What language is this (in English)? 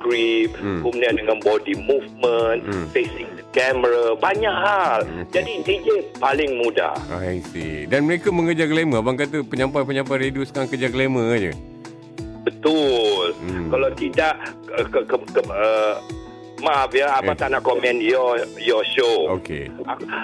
Malay